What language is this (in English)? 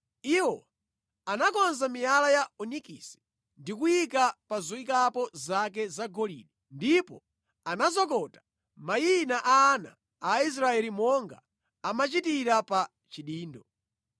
Nyanja